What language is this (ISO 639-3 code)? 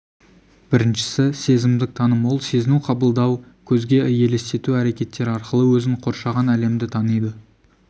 kaz